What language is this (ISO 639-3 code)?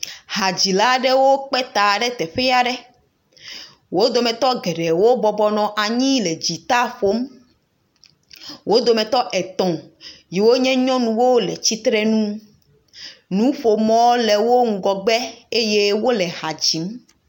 ewe